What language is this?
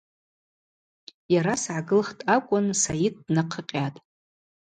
Abaza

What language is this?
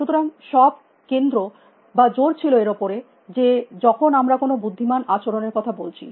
Bangla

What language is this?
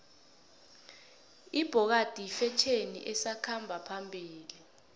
South Ndebele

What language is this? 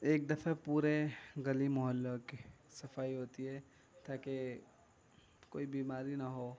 Urdu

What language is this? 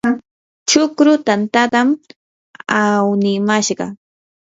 Yanahuanca Pasco Quechua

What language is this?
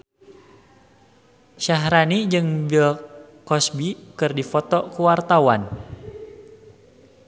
Sundanese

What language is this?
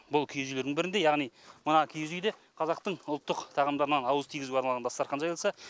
Kazakh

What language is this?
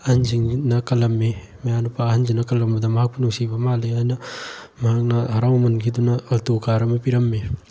Manipuri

